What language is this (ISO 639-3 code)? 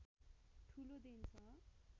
nep